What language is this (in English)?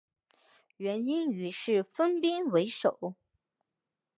Chinese